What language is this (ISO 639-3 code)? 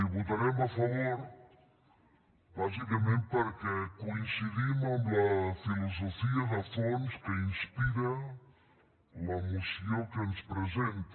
cat